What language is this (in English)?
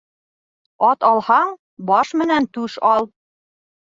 Bashkir